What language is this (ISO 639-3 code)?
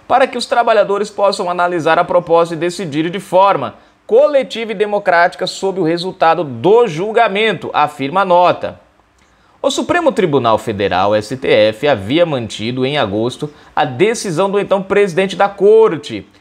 por